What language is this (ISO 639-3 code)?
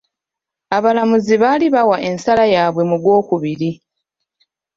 lug